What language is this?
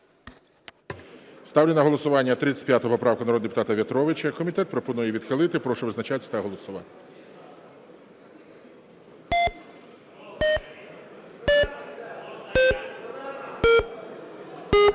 Ukrainian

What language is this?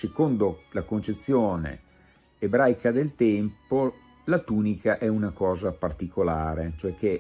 Italian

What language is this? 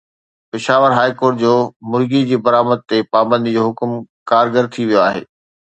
Sindhi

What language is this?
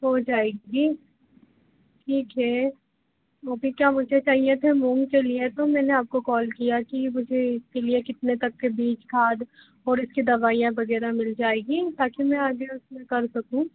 Hindi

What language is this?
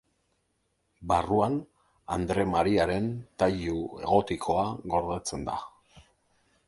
Basque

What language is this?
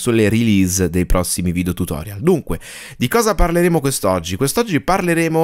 Italian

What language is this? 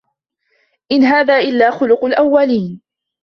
Arabic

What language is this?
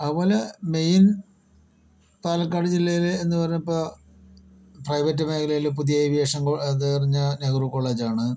Malayalam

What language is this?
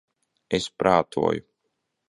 Latvian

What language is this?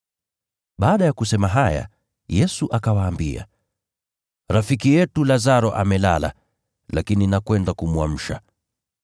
Swahili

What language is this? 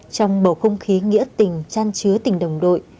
Vietnamese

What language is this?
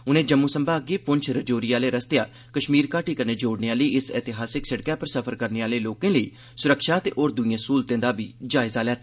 Dogri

